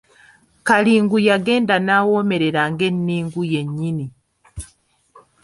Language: Ganda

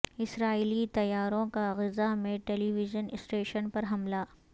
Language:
Urdu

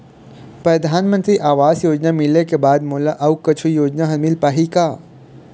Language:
Chhattisgarhi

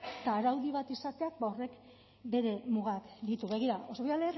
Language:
Basque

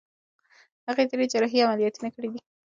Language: Pashto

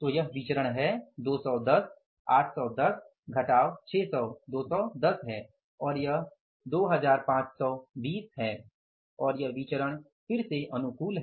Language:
Hindi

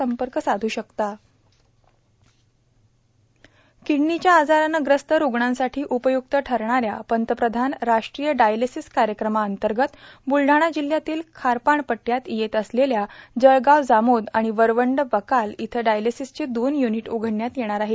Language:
Marathi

